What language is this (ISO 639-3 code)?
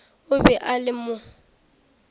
nso